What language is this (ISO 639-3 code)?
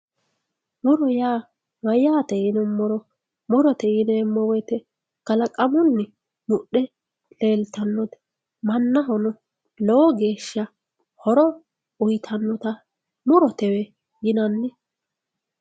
sid